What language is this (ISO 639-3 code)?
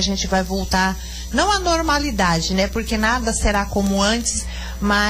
por